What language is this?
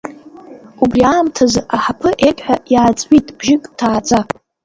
Abkhazian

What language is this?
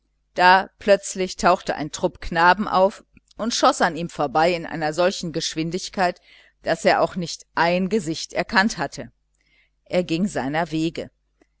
German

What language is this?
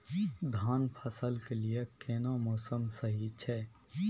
Maithili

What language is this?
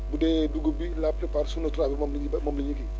Wolof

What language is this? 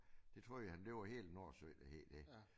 Danish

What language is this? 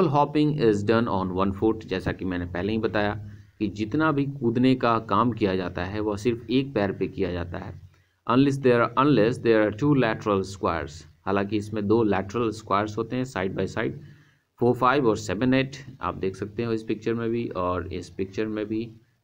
Hindi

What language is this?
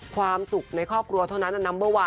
Thai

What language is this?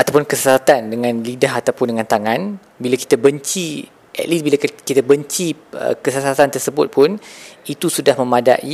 Malay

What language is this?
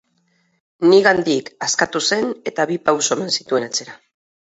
Basque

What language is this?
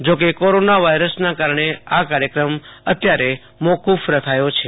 Gujarati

